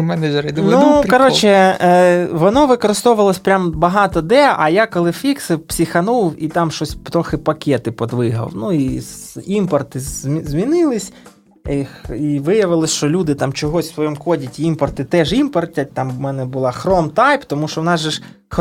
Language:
Ukrainian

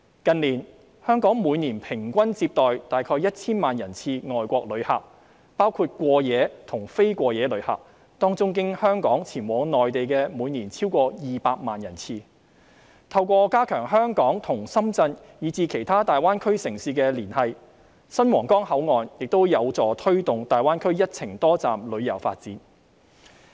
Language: Cantonese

